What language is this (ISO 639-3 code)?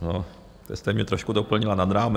ces